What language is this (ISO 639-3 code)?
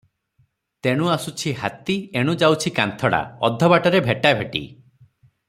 ori